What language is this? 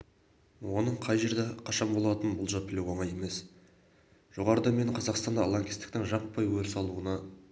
Kazakh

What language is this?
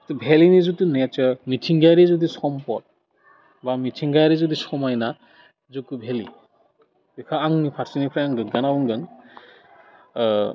Bodo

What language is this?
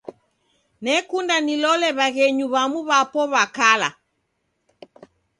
Taita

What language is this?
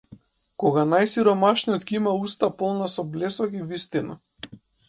Macedonian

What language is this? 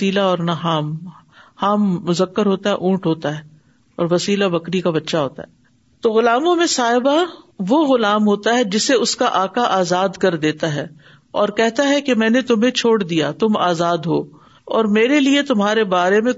Urdu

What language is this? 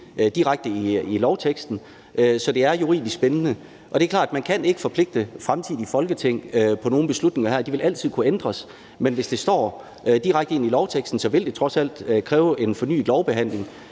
Danish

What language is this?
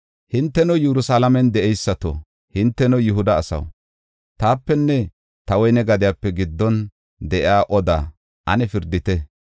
Gofa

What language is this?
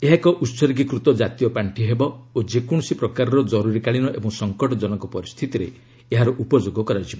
Odia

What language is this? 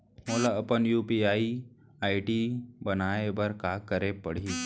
Chhattisgarhi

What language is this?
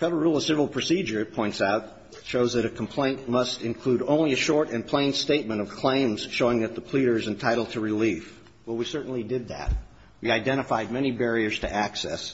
English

